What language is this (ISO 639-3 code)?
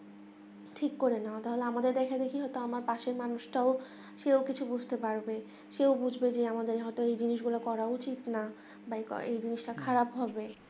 ben